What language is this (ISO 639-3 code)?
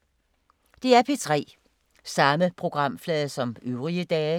dan